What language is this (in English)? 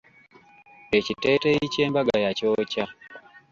Ganda